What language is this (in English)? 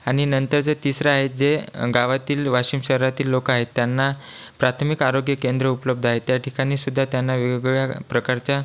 Marathi